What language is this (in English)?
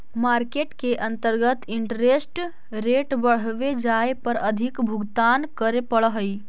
Magahi